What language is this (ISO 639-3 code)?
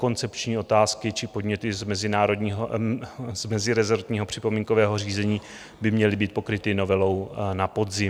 ces